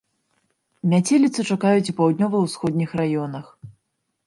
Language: Belarusian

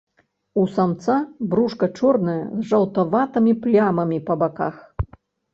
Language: Belarusian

